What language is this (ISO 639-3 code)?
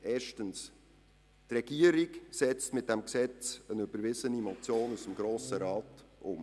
gsw